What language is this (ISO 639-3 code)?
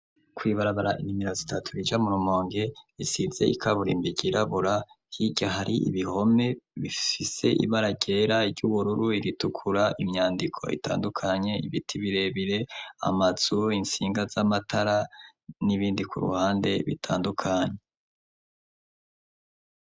run